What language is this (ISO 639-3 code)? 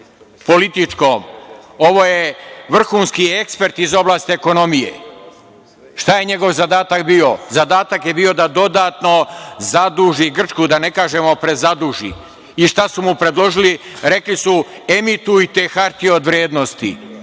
srp